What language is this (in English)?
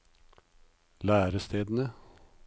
Norwegian